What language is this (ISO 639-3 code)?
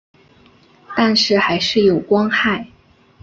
zho